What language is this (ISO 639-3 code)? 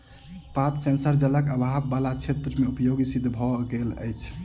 mai